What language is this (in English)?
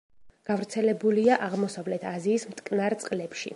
Georgian